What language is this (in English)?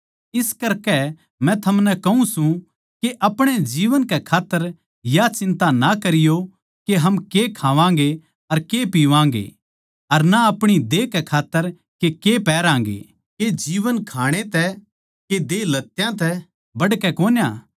Haryanvi